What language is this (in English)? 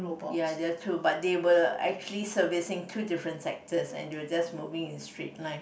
English